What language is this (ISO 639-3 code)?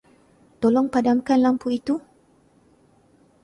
msa